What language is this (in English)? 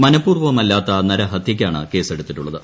Malayalam